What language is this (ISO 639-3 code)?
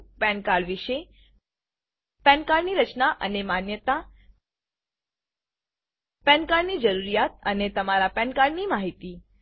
guj